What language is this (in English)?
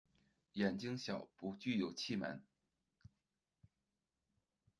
Chinese